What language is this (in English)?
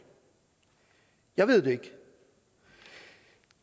Danish